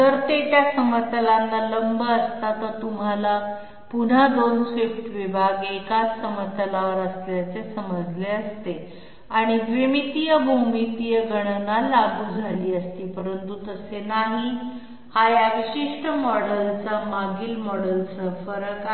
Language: Marathi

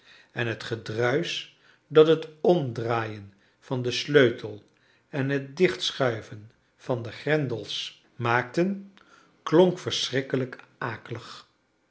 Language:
Dutch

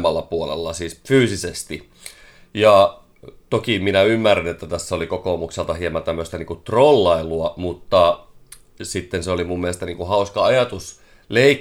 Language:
Finnish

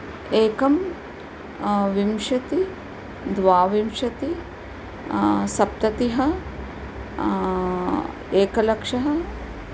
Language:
Sanskrit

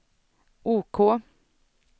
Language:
Swedish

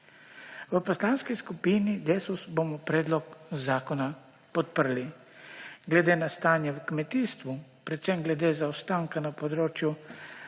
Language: Slovenian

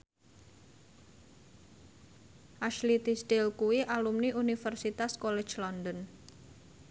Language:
Javanese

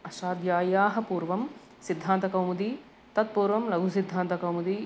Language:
Sanskrit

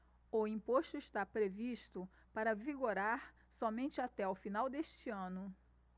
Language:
Portuguese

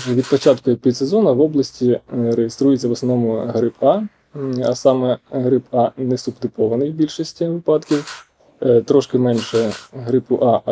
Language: Ukrainian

